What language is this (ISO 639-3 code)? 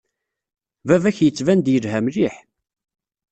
kab